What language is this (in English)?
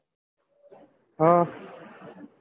Gujarati